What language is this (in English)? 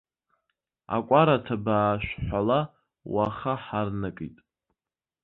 Abkhazian